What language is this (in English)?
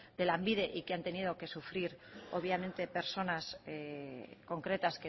Spanish